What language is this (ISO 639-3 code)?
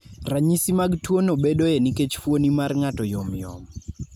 luo